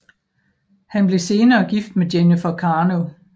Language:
Danish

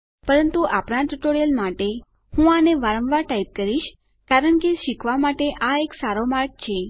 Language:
Gujarati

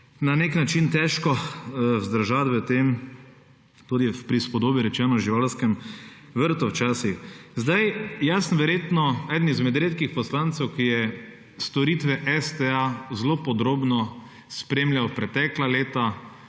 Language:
Slovenian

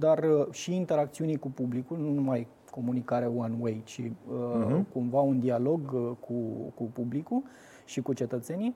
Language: Romanian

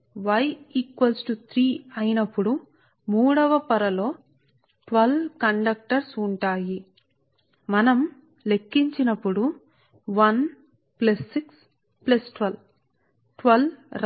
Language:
Telugu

